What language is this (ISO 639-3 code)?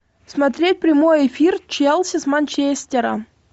rus